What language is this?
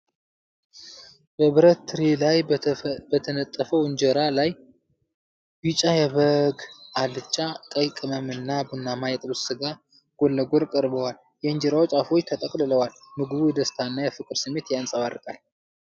Amharic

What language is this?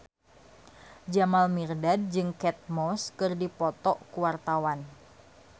Sundanese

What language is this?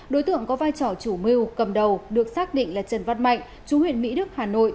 Vietnamese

